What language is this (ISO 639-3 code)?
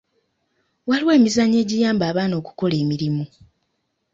lug